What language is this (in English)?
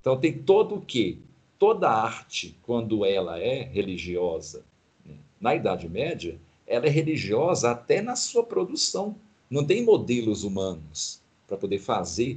Portuguese